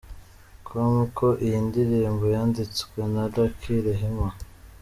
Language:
Kinyarwanda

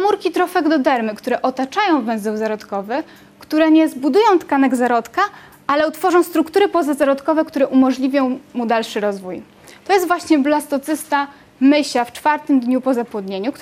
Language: Polish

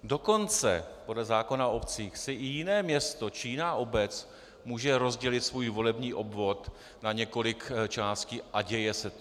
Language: Czech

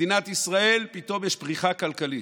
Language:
Hebrew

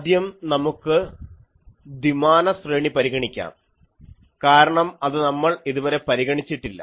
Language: Malayalam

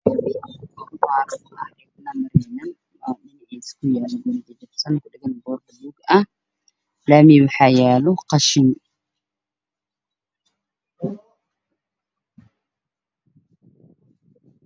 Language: Somali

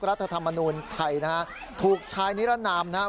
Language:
Thai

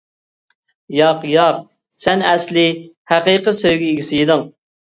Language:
Uyghur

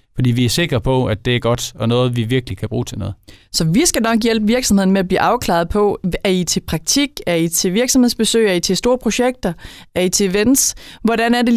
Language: Danish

